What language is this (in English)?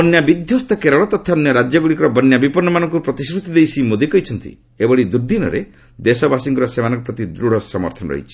Odia